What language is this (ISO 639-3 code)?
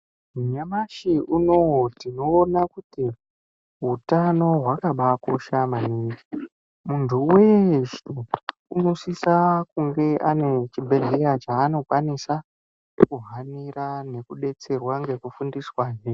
ndc